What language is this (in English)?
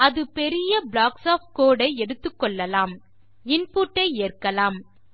Tamil